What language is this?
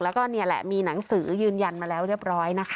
Thai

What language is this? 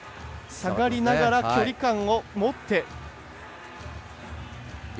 Japanese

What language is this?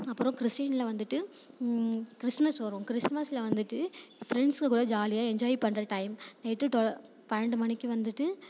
Tamil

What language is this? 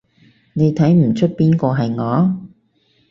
Cantonese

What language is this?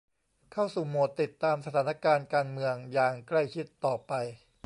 Thai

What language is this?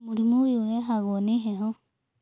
Kikuyu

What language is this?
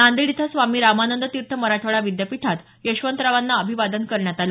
Marathi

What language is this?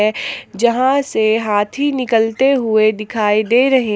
Hindi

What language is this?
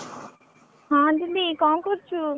Odia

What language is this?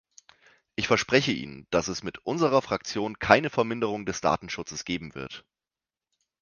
German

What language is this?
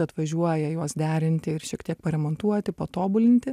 Lithuanian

